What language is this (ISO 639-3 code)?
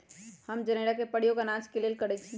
mag